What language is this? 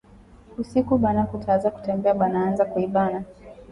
Swahili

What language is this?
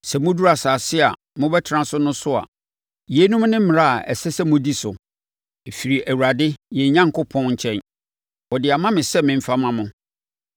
Akan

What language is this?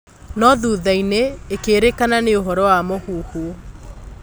Kikuyu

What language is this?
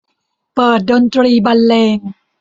Thai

